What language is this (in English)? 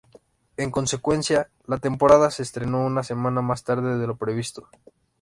Spanish